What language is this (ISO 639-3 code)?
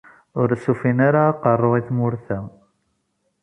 kab